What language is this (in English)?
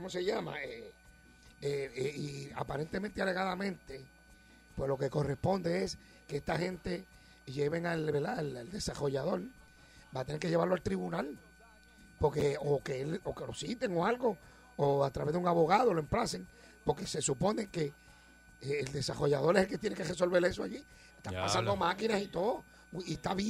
Spanish